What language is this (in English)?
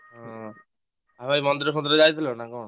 Odia